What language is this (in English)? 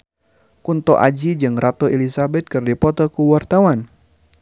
Sundanese